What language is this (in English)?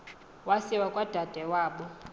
Xhosa